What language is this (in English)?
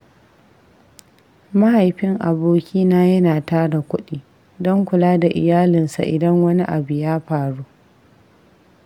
Hausa